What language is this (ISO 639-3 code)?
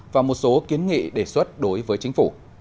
vie